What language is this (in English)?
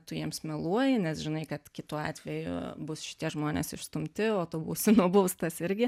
Lithuanian